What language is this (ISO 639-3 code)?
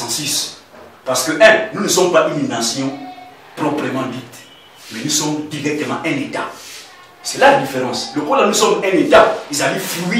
fra